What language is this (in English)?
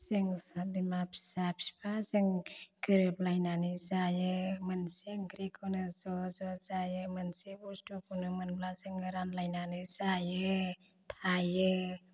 Bodo